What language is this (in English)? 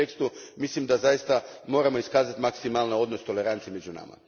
Croatian